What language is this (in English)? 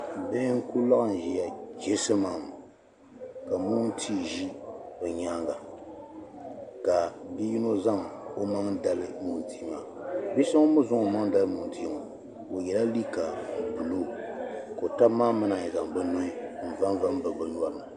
Dagbani